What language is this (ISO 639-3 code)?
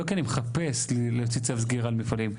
heb